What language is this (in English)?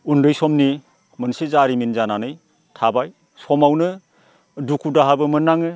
Bodo